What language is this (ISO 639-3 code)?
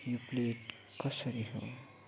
nep